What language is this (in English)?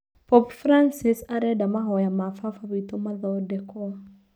Kikuyu